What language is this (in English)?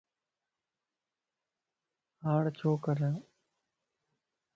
Lasi